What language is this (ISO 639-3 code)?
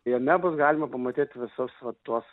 lit